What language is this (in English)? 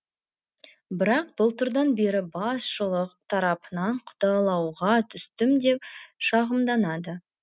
Kazakh